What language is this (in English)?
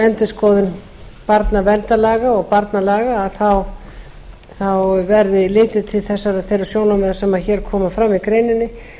Icelandic